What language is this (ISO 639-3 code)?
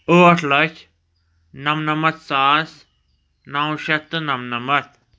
kas